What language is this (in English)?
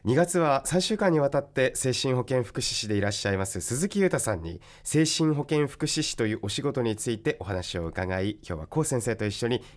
Japanese